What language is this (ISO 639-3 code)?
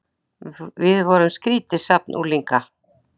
isl